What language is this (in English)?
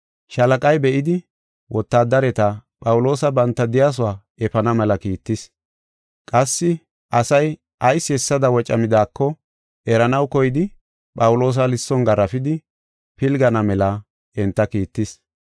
Gofa